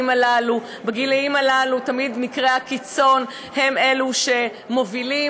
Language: Hebrew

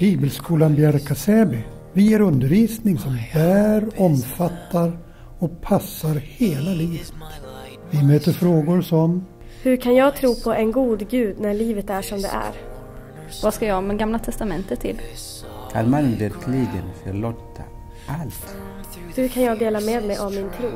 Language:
Swedish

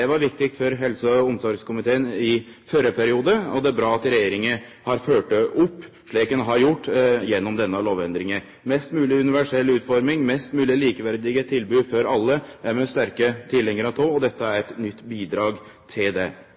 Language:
Norwegian Nynorsk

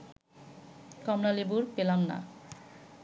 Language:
Bangla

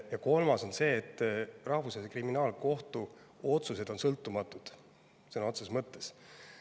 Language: Estonian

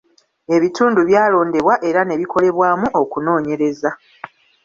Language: Ganda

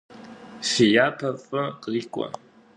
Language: Kabardian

